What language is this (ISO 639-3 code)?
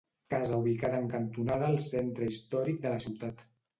cat